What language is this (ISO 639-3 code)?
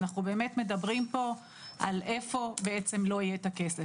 heb